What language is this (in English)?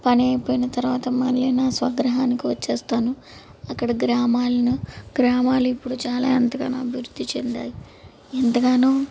Telugu